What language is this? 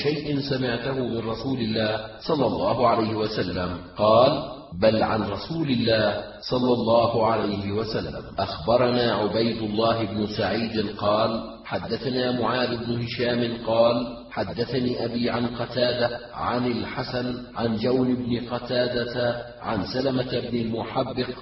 Arabic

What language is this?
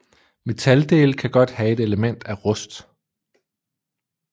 Danish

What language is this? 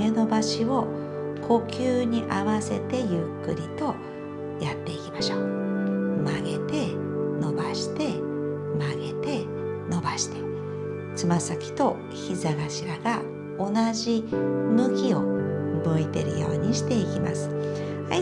Japanese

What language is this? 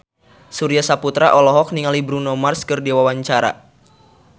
Sundanese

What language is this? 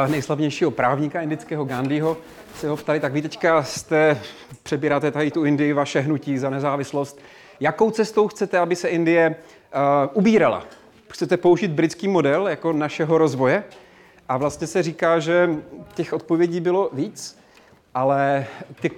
Czech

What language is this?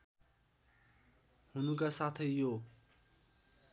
Nepali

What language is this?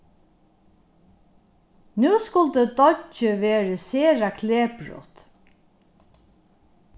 Faroese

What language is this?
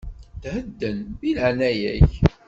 Kabyle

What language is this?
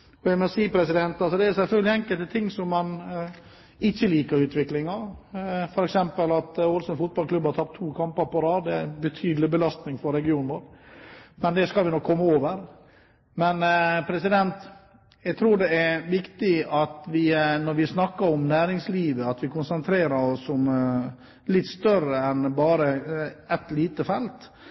Norwegian Bokmål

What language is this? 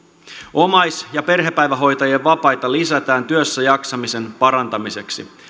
Finnish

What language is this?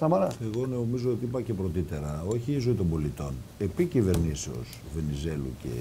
Greek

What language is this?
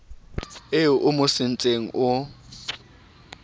Southern Sotho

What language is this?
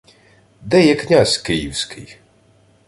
Ukrainian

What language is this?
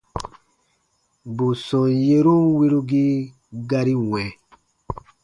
Baatonum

